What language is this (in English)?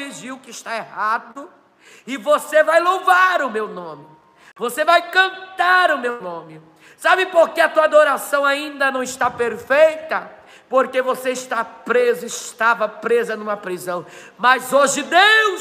Portuguese